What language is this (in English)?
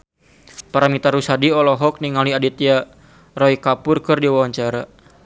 Sundanese